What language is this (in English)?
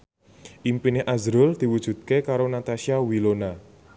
Javanese